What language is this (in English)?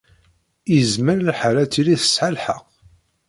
Kabyle